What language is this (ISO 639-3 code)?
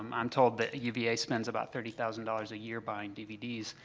eng